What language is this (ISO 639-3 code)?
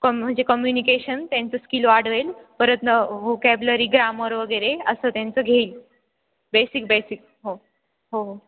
mar